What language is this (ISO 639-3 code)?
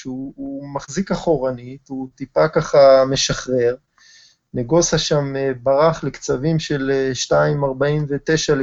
heb